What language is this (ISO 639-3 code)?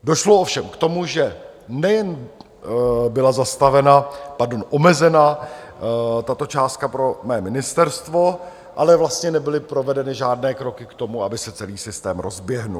ces